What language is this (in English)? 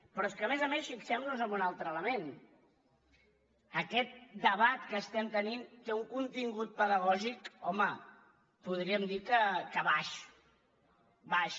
Catalan